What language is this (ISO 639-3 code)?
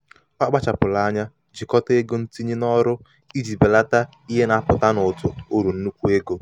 ibo